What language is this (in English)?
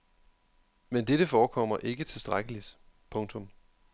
Danish